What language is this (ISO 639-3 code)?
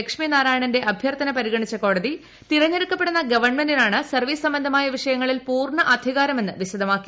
mal